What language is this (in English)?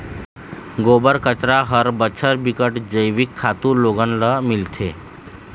Chhattisgarhi